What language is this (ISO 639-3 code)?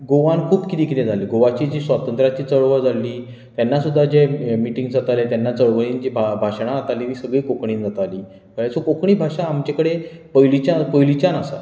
kok